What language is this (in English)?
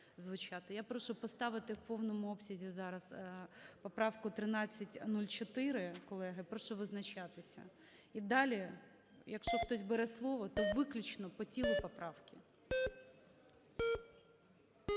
Ukrainian